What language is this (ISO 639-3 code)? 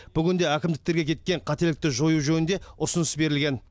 kaz